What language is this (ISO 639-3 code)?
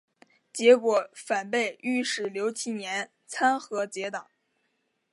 zho